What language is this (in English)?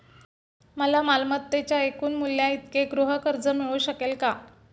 Marathi